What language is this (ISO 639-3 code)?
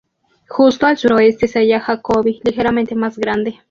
spa